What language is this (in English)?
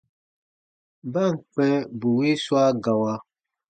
Baatonum